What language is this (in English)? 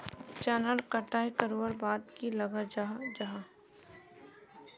Magahi